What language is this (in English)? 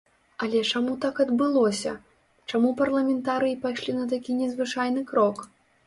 Belarusian